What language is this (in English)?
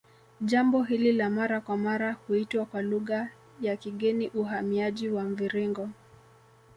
Swahili